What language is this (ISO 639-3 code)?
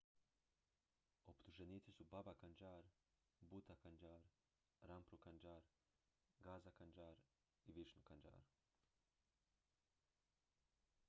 hrv